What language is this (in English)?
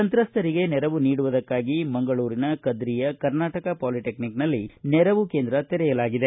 Kannada